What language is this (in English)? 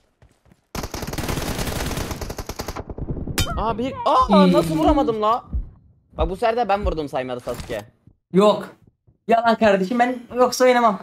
Turkish